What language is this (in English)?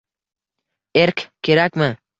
Uzbek